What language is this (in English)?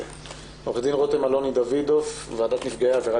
Hebrew